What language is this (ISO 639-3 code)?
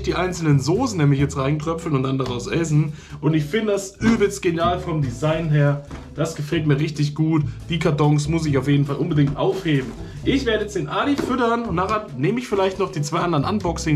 deu